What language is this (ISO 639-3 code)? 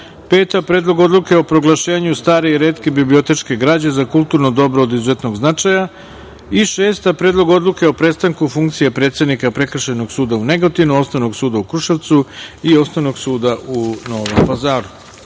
srp